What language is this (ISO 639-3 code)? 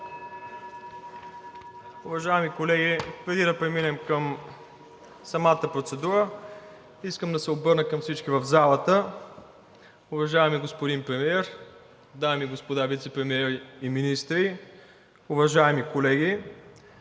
bul